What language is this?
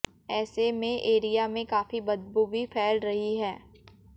Hindi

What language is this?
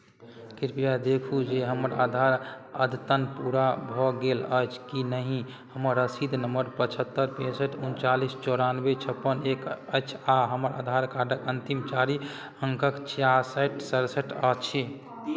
Maithili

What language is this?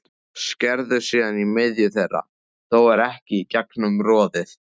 Icelandic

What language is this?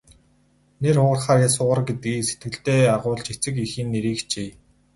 Mongolian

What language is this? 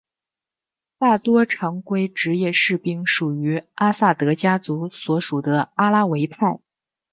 Chinese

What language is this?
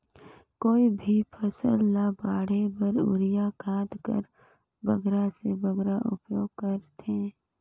Chhattisgarhi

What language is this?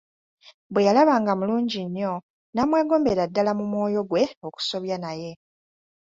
Ganda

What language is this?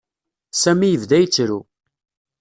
Kabyle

